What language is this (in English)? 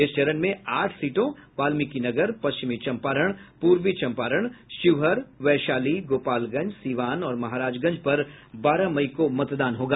Hindi